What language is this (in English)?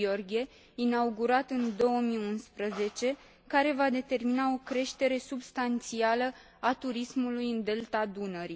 Romanian